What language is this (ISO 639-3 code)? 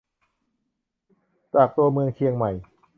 tha